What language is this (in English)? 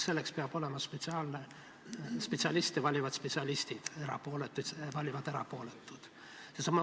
Estonian